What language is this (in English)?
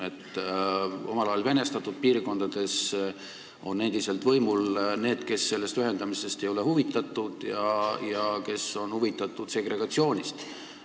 Estonian